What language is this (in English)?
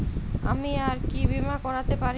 Bangla